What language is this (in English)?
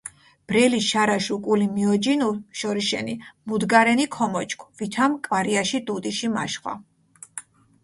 Mingrelian